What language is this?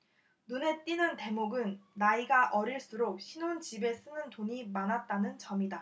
Korean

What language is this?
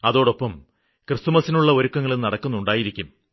Malayalam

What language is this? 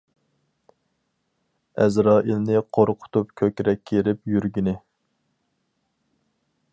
Uyghur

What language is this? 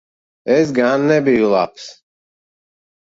Latvian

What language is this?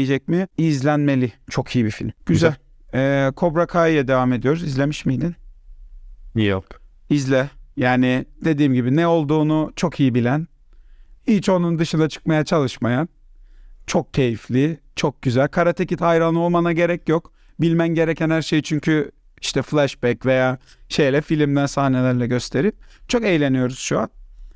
Turkish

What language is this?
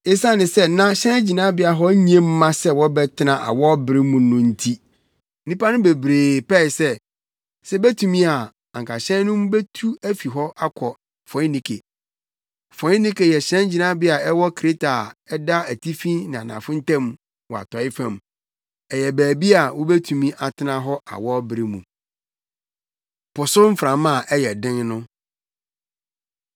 Akan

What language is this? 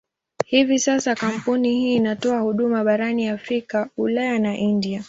Swahili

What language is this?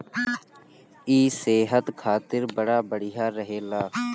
Bhojpuri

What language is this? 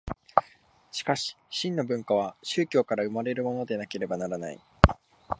Japanese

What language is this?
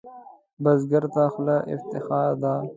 Pashto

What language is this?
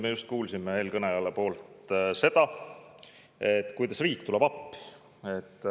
Estonian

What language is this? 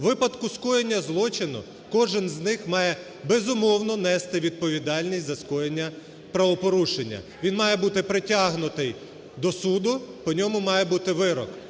Ukrainian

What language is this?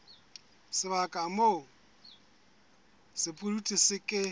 Southern Sotho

